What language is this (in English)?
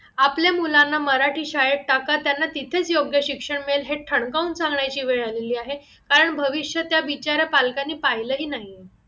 Marathi